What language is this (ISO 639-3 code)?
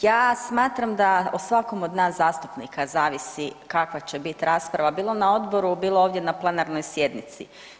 hrv